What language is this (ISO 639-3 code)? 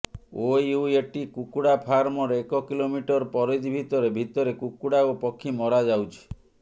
ori